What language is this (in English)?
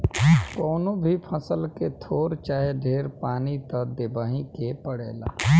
Bhojpuri